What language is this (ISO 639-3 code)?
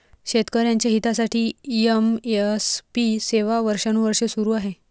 mar